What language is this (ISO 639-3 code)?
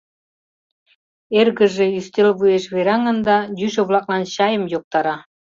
chm